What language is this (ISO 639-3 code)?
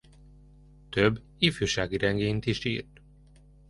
hun